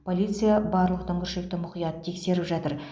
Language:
Kazakh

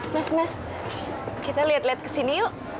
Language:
Indonesian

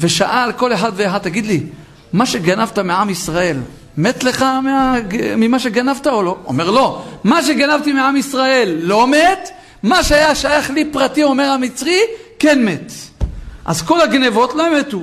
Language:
Hebrew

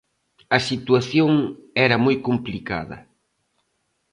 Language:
Galician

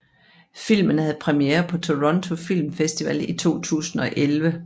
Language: Danish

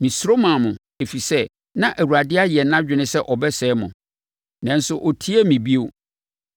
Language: Akan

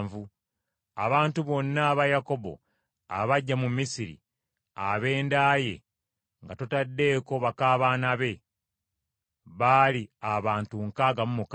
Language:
Ganda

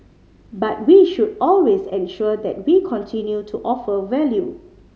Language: English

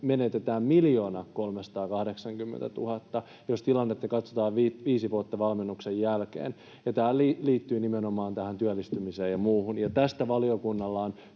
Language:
Finnish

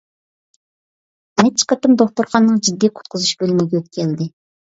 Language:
Uyghur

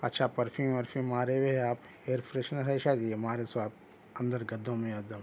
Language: Urdu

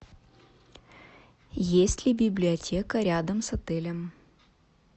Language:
Russian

